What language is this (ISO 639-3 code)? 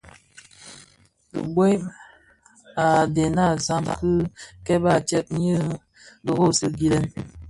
ksf